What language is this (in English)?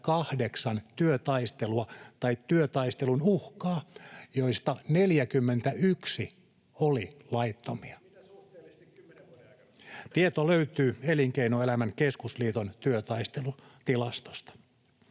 Finnish